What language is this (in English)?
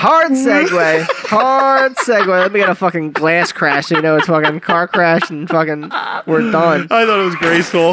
English